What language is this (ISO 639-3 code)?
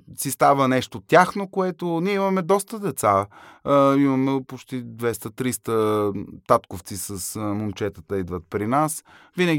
bul